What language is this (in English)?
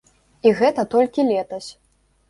Belarusian